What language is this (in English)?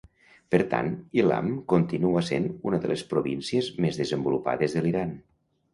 Catalan